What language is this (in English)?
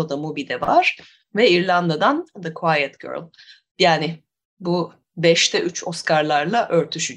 Turkish